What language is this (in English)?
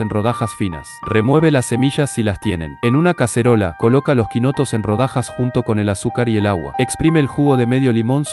Spanish